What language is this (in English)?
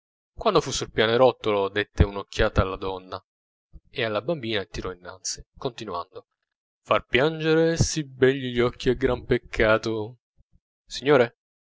Italian